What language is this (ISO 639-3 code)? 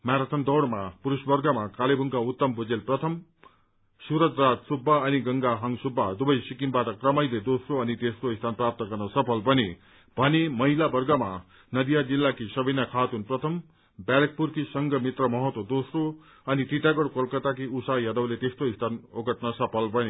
nep